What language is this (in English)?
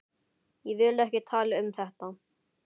Icelandic